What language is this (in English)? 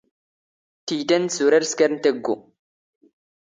Standard Moroccan Tamazight